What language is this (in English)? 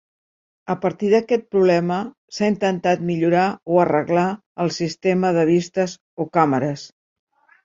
Catalan